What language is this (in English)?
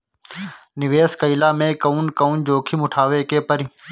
Bhojpuri